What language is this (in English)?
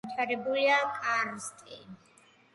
Georgian